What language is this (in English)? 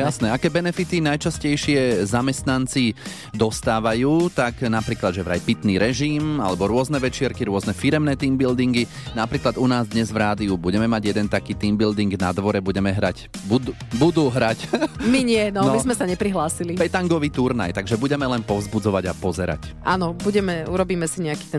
Slovak